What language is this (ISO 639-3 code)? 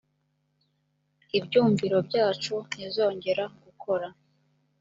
kin